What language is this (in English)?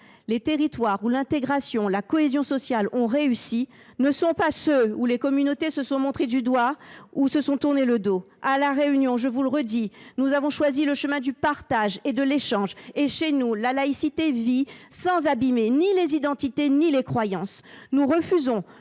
French